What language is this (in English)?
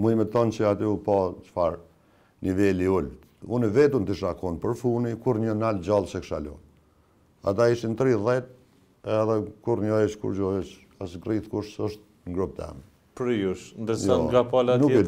Romanian